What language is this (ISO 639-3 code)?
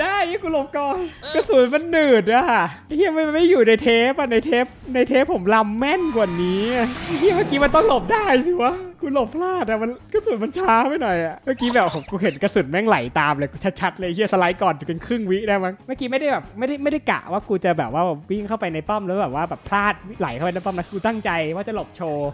tha